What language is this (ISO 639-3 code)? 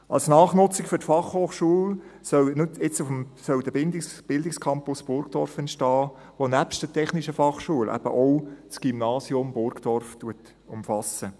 gsw